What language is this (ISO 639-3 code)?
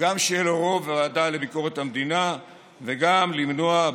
heb